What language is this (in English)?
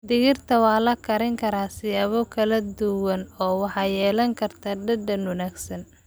Somali